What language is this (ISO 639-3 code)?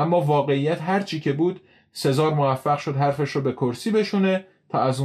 fas